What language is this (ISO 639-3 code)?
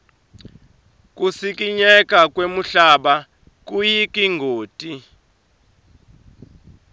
ssw